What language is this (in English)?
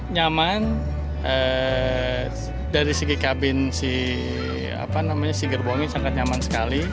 Indonesian